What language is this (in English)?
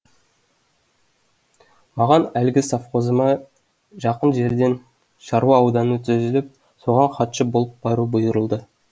Kazakh